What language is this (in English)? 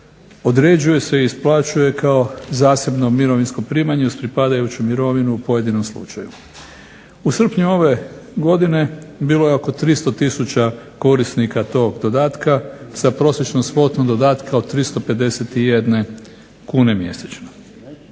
Croatian